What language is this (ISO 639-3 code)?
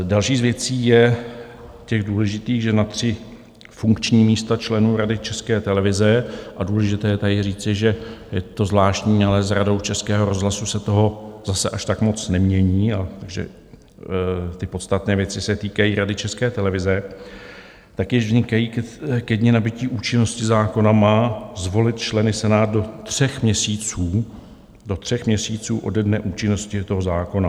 ces